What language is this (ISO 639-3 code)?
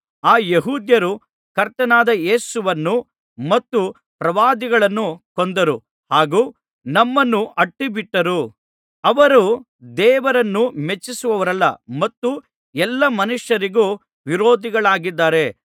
kan